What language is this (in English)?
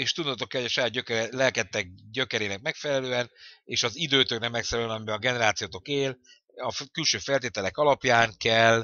Hungarian